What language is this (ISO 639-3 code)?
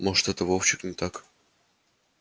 rus